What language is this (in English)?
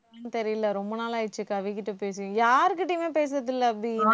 Tamil